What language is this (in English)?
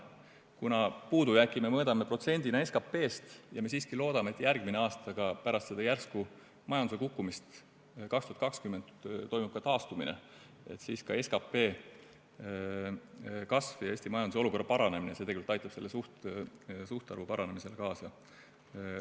Estonian